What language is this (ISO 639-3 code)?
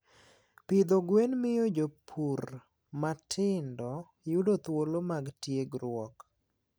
luo